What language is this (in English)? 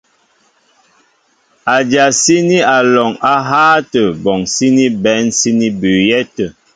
Mbo (Cameroon)